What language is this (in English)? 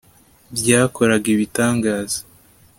Kinyarwanda